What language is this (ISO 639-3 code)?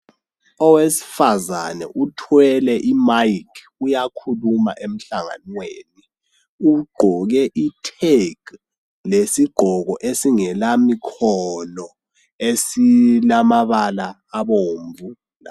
nde